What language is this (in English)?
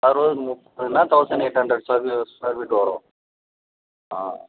Tamil